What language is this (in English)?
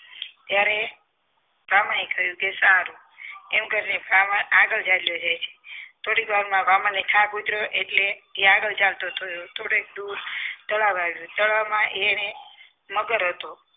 Gujarati